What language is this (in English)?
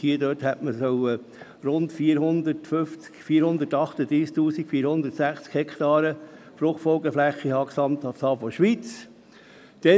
Swiss German